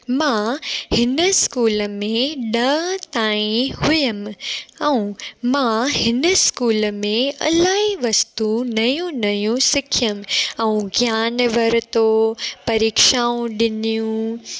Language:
Sindhi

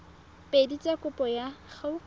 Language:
Tswana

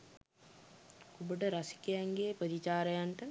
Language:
Sinhala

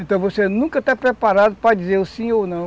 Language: Portuguese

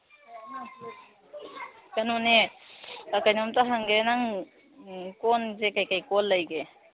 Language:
Manipuri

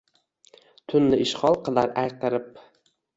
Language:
Uzbek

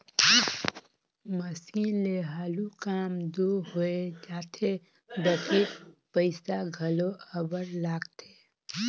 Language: Chhattisgarhi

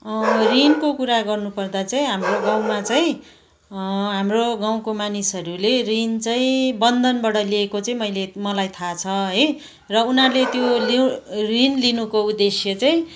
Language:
Nepali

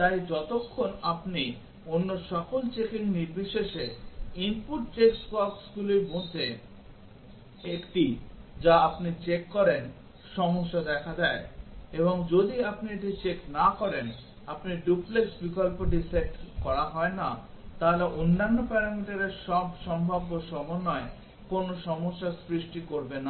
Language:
Bangla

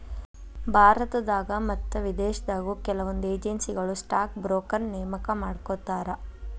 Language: Kannada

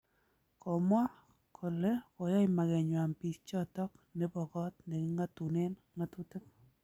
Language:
Kalenjin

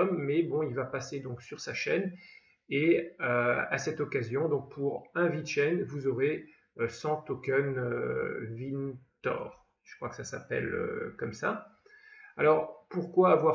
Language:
French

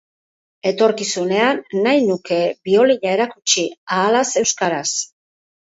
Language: Basque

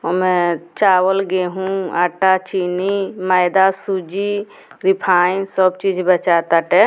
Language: Bhojpuri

